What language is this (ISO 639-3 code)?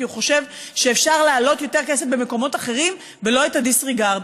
heb